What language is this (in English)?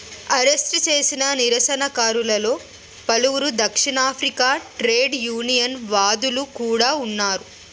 Telugu